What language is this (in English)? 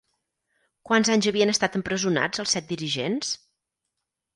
Catalan